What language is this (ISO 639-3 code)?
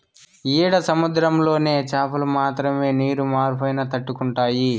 tel